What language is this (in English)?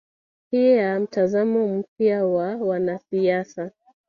Swahili